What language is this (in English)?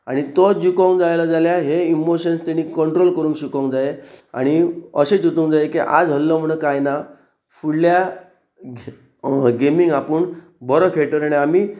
Konkani